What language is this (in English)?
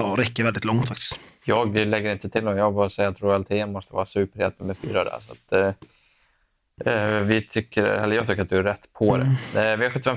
Swedish